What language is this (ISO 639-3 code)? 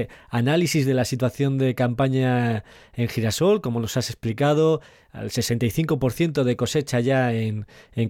spa